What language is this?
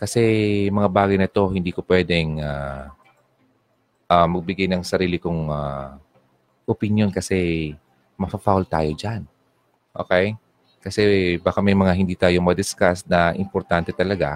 Filipino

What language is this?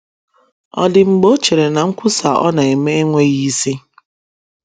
Igbo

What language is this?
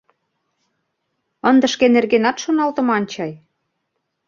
Mari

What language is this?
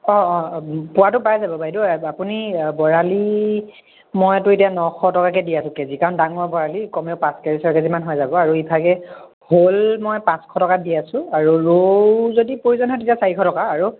Assamese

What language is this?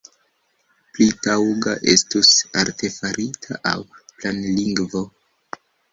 Esperanto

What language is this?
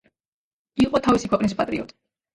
Georgian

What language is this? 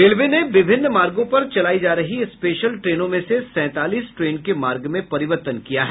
Hindi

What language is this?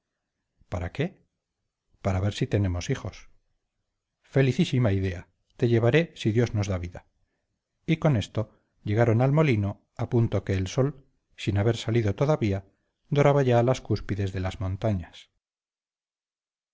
Spanish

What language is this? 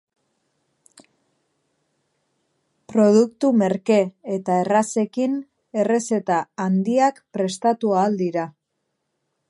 Basque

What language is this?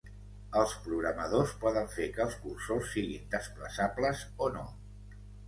Catalan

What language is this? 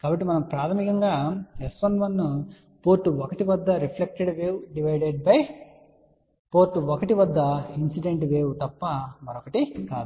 Telugu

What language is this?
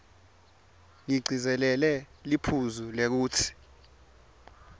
Swati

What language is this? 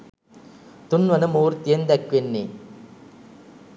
Sinhala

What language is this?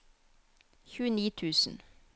Norwegian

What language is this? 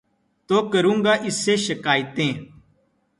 Urdu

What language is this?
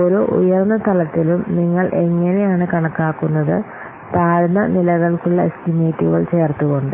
Malayalam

